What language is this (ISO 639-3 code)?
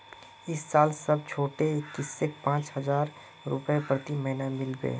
mag